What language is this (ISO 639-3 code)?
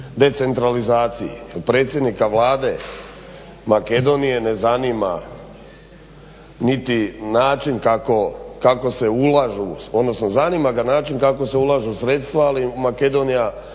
hrv